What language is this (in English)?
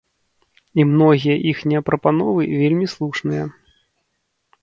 Belarusian